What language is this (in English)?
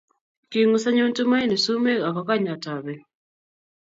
Kalenjin